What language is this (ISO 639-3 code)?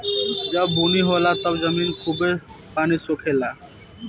bho